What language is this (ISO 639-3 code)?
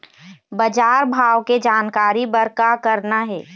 hne